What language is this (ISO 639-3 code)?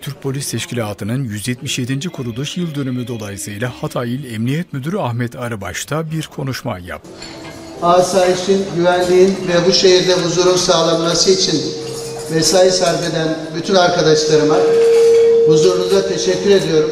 tur